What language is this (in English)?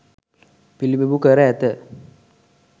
Sinhala